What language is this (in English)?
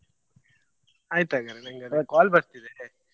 Kannada